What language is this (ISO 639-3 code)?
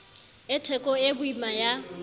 sot